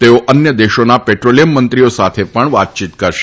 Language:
Gujarati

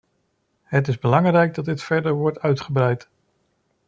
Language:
Dutch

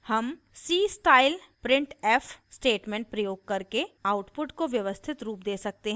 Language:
Hindi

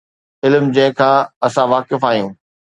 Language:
Sindhi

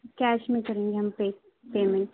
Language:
Urdu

